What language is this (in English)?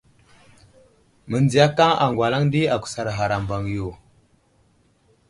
Wuzlam